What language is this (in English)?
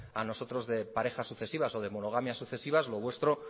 Spanish